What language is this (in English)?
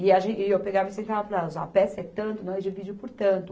Portuguese